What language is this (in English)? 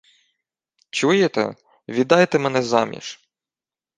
Ukrainian